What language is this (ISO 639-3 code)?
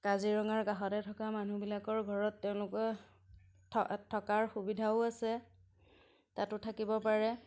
asm